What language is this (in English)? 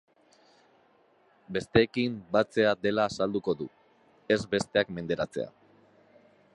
Basque